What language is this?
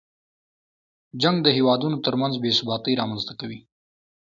Pashto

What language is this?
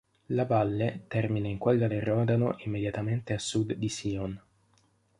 Italian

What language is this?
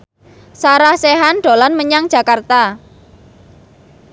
Javanese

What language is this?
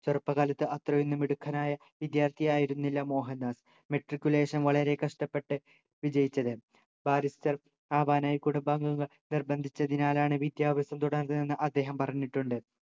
Malayalam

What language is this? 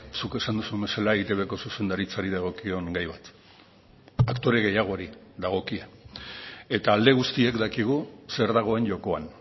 Basque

